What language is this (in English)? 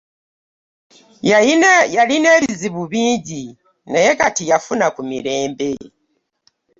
Ganda